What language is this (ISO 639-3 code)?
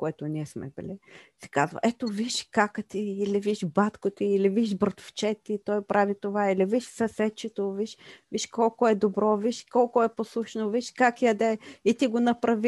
bul